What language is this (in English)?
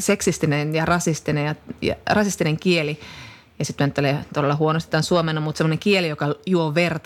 Finnish